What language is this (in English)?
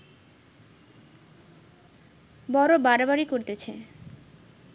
Bangla